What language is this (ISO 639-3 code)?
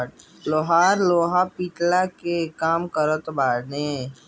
bho